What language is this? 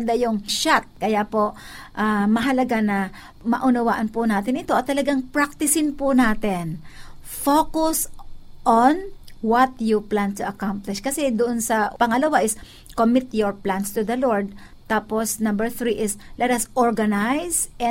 Filipino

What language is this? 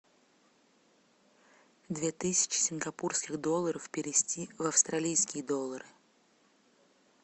Russian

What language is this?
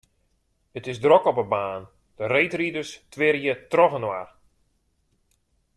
Western Frisian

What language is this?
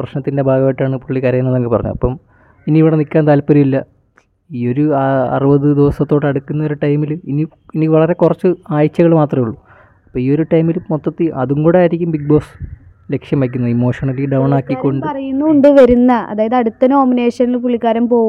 Malayalam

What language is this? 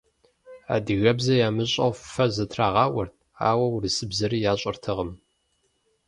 Kabardian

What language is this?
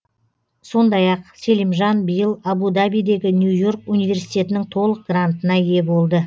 Kazakh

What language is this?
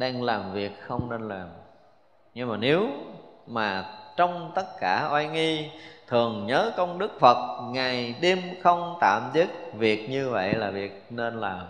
Vietnamese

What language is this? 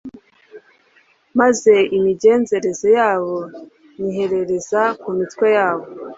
Kinyarwanda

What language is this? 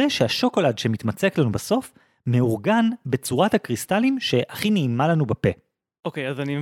Hebrew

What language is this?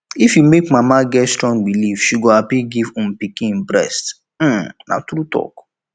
Nigerian Pidgin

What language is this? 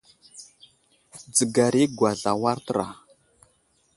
Wuzlam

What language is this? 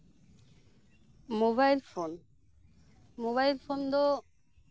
Santali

